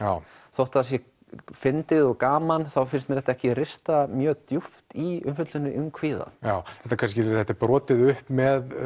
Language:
Icelandic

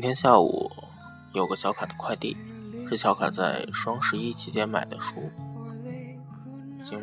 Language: Chinese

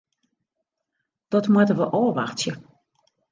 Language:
Western Frisian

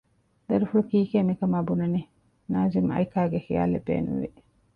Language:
Divehi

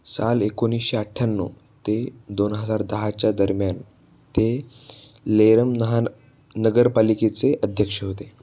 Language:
Marathi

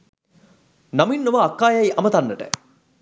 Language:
Sinhala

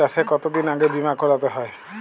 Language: Bangla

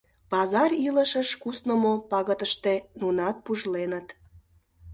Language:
Mari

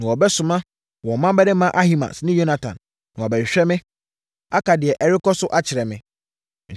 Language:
Akan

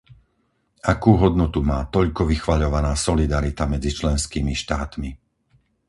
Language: Slovak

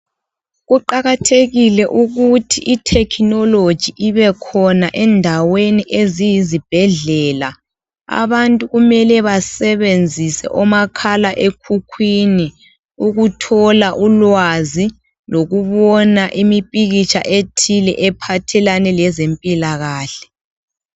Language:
North Ndebele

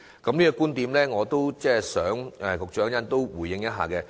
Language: Cantonese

